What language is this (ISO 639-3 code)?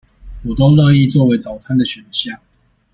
zho